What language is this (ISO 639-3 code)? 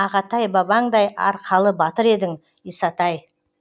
kaz